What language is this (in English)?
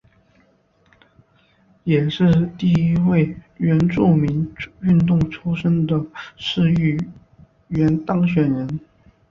Chinese